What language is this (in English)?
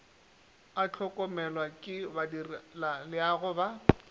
Northern Sotho